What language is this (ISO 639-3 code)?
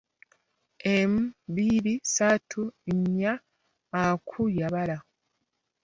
lug